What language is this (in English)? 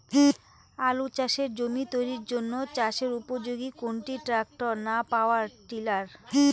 Bangla